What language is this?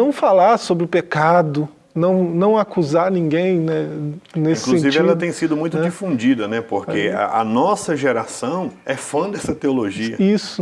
Portuguese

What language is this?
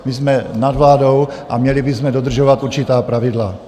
Czech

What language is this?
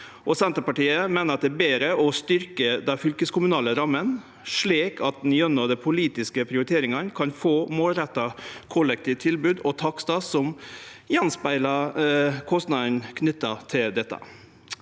Norwegian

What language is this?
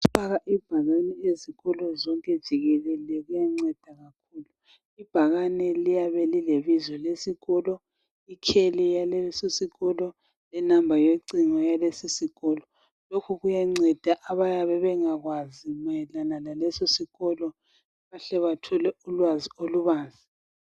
North Ndebele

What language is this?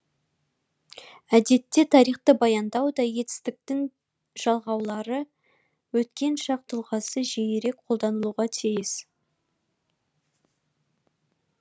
Kazakh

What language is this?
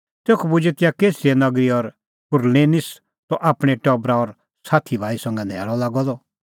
Kullu Pahari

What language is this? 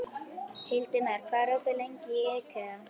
Icelandic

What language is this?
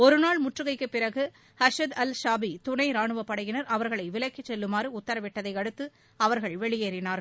Tamil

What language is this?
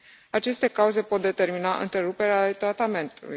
Romanian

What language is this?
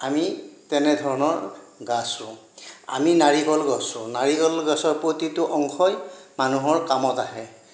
Assamese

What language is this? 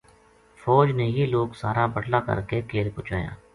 Gujari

